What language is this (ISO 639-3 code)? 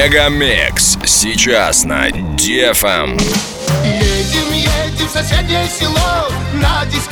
rus